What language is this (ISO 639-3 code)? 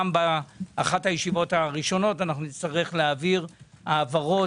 heb